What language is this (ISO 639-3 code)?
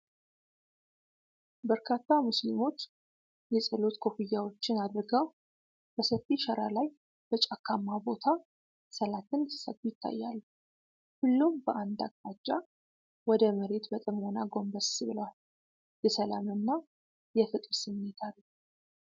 amh